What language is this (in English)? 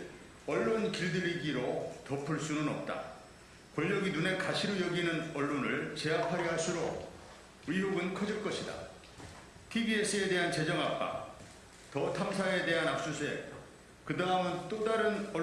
Korean